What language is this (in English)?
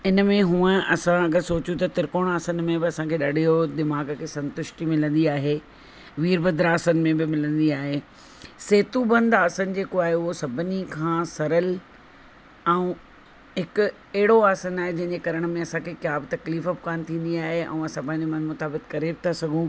Sindhi